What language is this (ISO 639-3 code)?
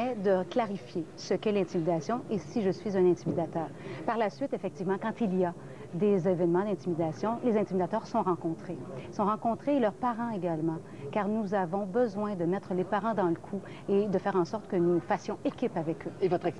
fra